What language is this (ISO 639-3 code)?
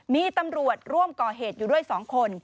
tha